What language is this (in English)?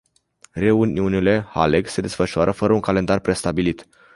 Romanian